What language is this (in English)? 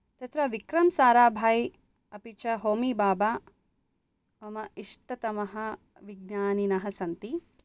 Sanskrit